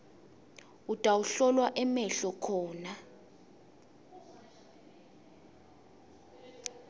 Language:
Swati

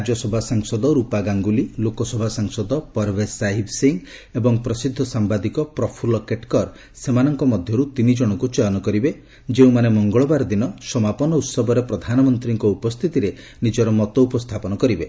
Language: Odia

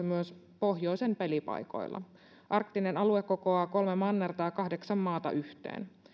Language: Finnish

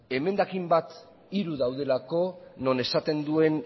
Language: Basque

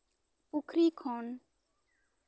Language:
Santali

